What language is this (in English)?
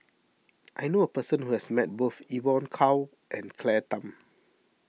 English